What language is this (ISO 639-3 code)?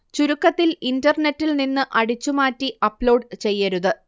mal